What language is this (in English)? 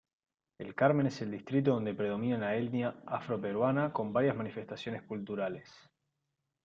Spanish